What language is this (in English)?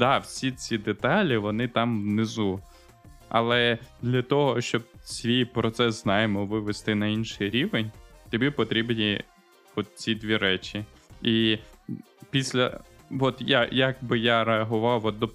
Ukrainian